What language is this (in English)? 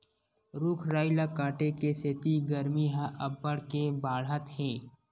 Chhattisgarhi